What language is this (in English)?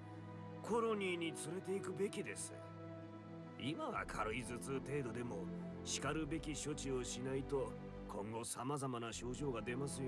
Japanese